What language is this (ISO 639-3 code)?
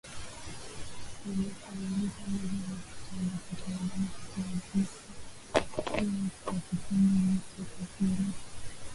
swa